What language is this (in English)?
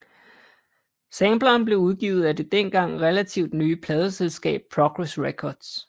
Danish